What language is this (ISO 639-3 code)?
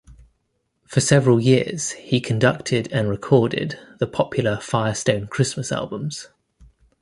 eng